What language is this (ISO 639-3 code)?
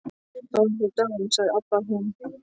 isl